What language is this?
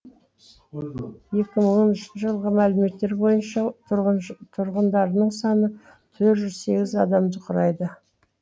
Kazakh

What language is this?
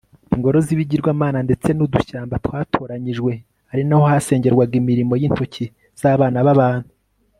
Kinyarwanda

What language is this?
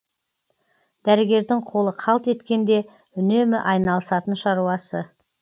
Kazakh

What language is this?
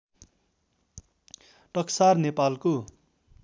Nepali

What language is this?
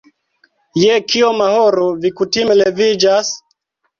Esperanto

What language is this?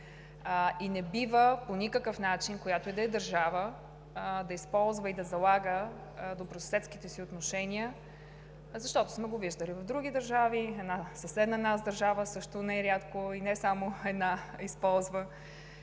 Bulgarian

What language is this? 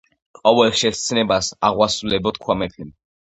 Georgian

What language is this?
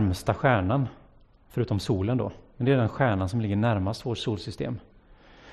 Swedish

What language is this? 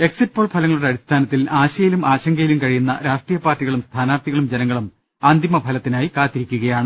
Malayalam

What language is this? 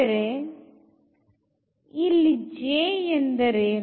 Kannada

